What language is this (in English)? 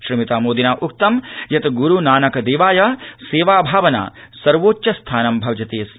Sanskrit